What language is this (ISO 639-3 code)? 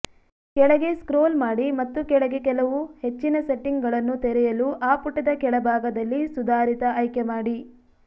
kan